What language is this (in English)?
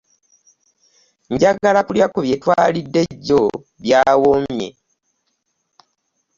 Ganda